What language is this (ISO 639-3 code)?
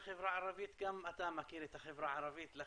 heb